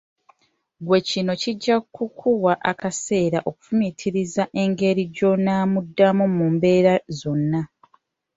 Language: Ganda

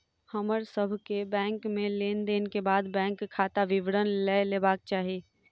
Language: Maithili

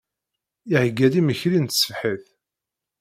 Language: Kabyle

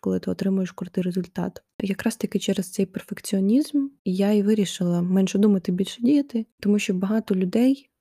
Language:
Ukrainian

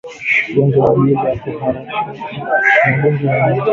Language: Swahili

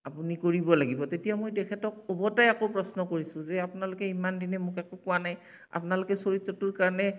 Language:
Assamese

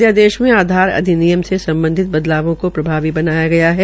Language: Hindi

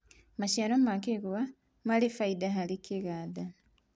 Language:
Kikuyu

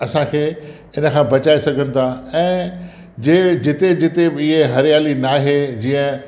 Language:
Sindhi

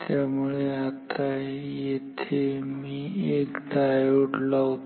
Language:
Marathi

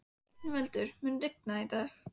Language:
Icelandic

